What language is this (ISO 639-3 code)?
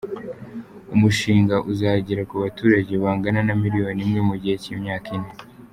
kin